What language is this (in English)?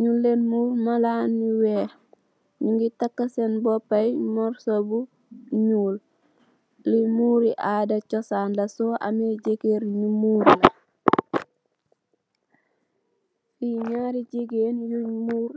Wolof